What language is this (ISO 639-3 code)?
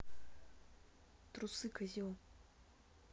rus